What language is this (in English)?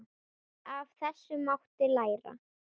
Icelandic